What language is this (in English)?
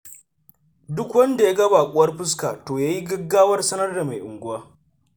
Hausa